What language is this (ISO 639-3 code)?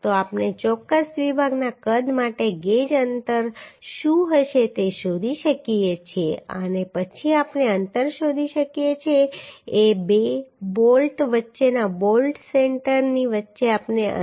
guj